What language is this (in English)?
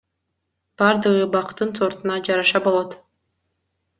Kyrgyz